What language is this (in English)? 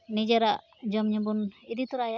Santali